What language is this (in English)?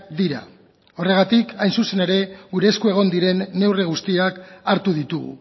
Basque